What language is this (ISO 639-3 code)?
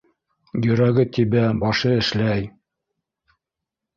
bak